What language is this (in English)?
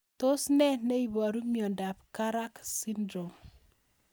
Kalenjin